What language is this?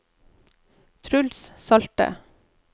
Norwegian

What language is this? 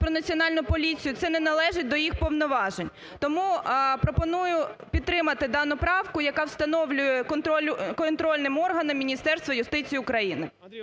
Ukrainian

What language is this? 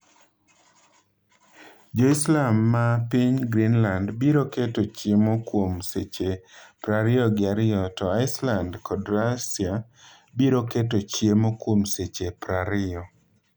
Luo (Kenya and Tanzania)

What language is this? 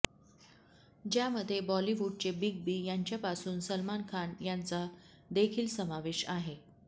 Marathi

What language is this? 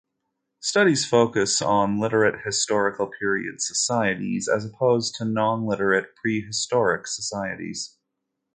English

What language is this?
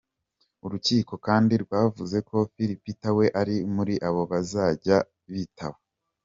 Kinyarwanda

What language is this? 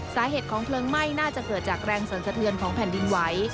Thai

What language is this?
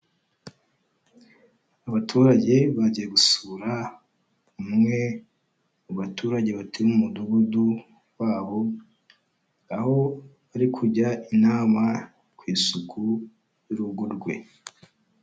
Kinyarwanda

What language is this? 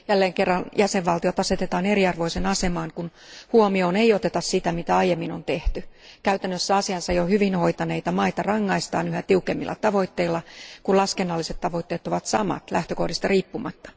Finnish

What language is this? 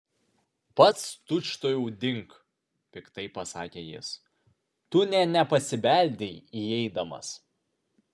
Lithuanian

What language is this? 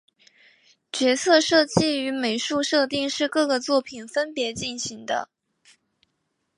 Chinese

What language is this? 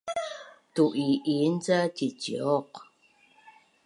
Bunun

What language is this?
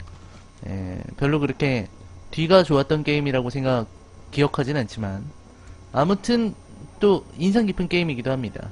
Korean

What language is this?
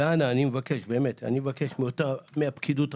Hebrew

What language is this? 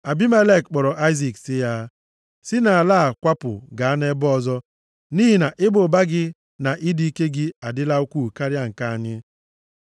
Igbo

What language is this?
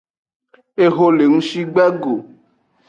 Aja (Benin)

